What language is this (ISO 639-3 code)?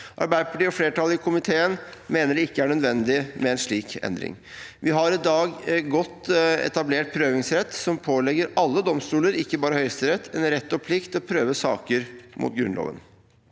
nor